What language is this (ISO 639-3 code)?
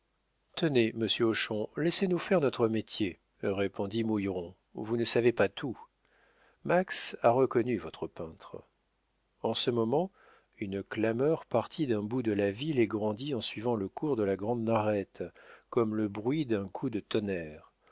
fra